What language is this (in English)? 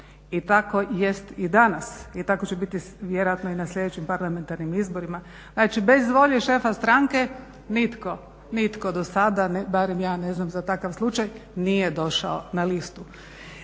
Croatian